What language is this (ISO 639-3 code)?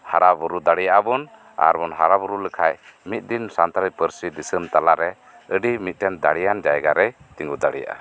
sat